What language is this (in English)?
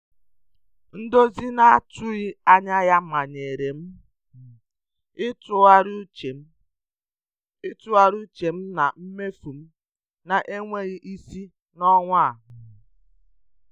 Igbo